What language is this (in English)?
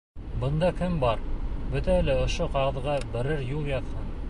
Bashkir